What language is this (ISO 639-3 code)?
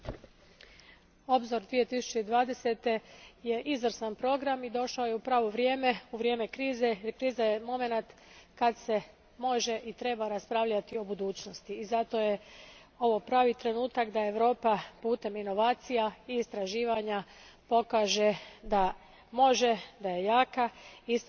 hrv